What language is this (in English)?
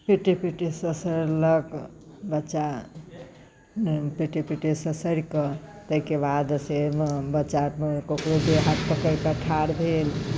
Maithili